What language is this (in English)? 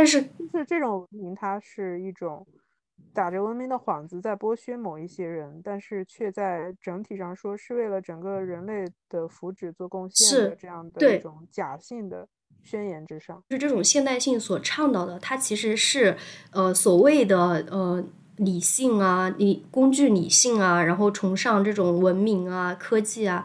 Chinese